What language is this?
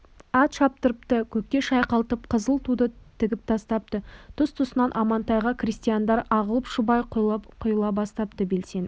Kazakh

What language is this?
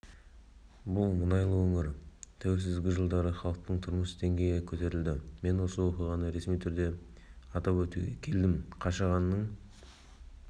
Kazakh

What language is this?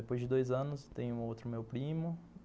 Portuguese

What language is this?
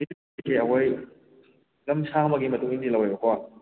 Manipuri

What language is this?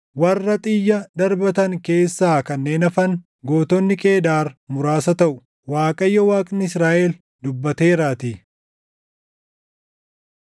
Oromo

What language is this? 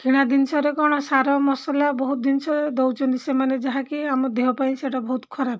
Odia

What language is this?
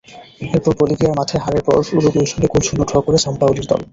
Bangla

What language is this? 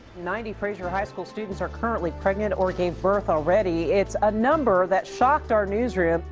English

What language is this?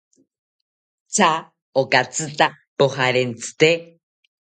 South Ucayali Ashéninka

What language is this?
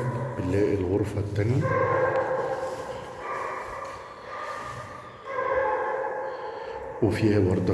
Arabic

